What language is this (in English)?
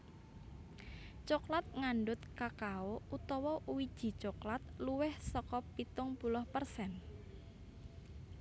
Javanese